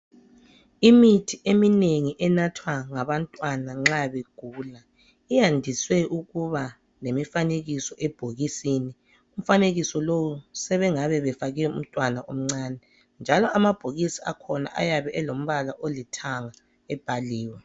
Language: North Ndebele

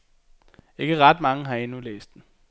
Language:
Danish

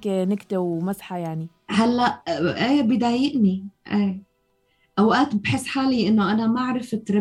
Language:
Arabic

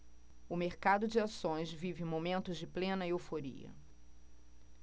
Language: Portuguese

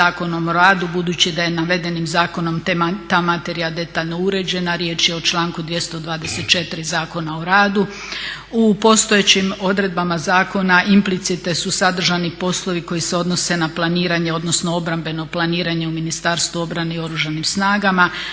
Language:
Croatian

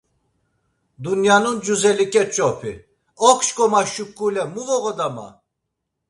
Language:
Laz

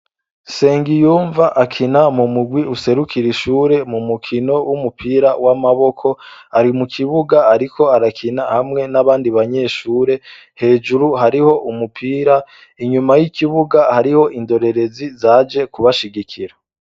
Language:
Rundi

